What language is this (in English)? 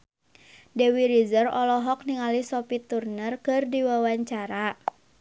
Sundanese